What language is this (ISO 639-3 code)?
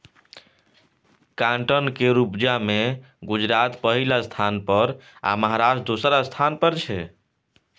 mai